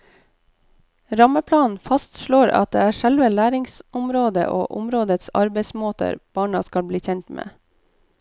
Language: Norwegian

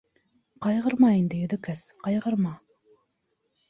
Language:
Bashkir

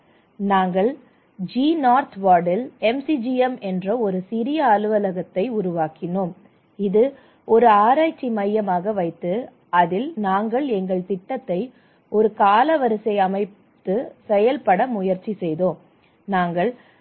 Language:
Tamil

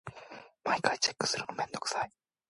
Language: Japanese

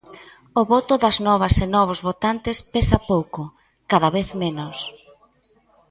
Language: Galician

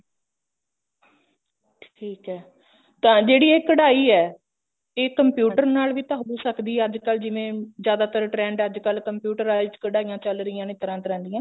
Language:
Punjabi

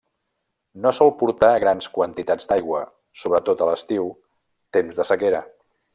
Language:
Catalan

